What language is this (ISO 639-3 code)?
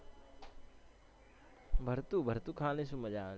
guj